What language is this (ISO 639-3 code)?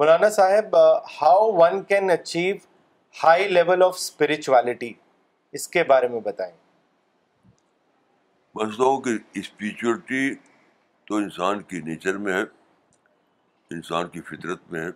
urd